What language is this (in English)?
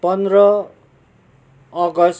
Nepali